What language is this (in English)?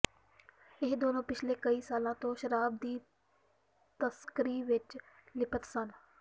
Punjabi